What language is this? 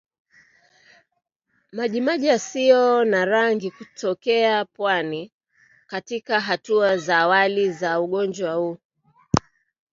Swahili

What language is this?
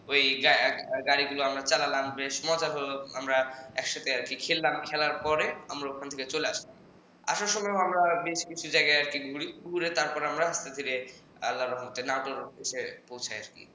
Bangla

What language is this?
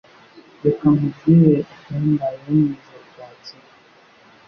Kinyarwanda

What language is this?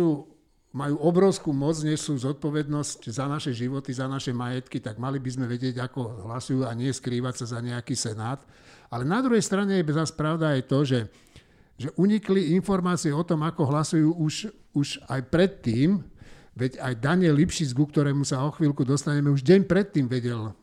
Slovak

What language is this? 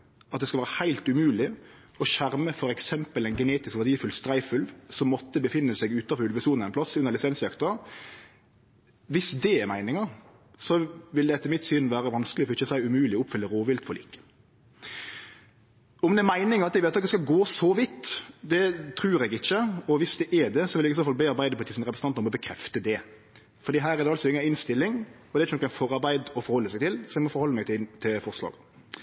Norwegian Nynorsk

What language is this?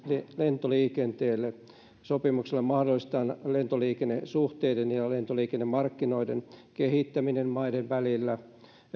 Finnish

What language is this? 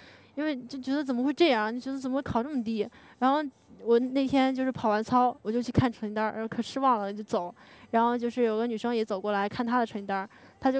Chinese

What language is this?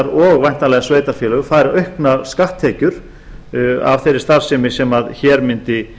Icelandic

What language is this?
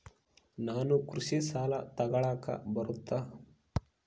Kannada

